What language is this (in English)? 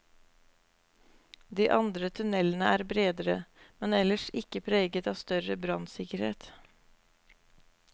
Norwegian